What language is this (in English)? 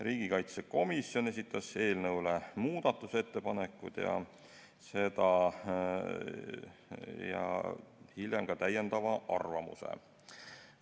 Estonian